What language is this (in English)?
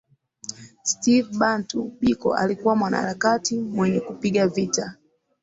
Swahili